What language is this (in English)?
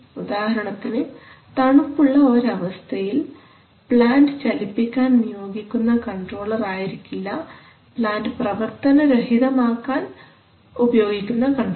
Malayalam